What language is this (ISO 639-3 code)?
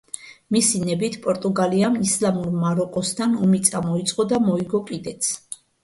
kat